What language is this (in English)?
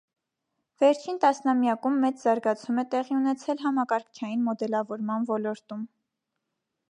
Armenian